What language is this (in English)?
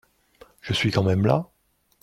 French